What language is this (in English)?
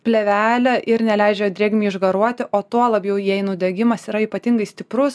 Lithuanian